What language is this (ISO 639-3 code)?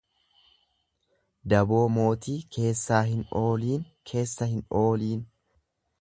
orm